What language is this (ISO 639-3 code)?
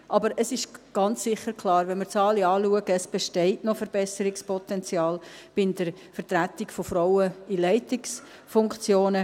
gsw